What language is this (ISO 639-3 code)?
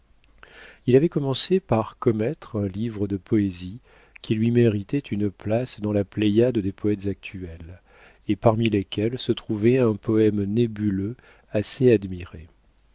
fra